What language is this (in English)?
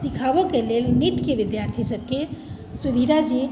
Maithili